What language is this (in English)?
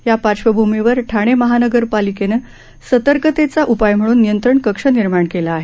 Marathi